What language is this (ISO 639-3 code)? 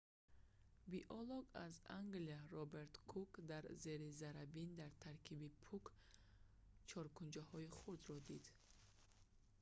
tgk